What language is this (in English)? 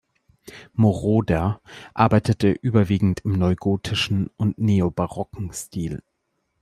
German